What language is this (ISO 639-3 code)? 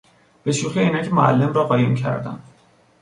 fas